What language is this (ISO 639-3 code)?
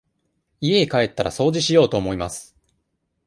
jpn